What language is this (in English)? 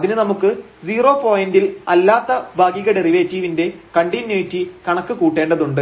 Malayalam